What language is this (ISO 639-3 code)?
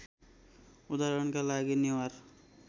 nep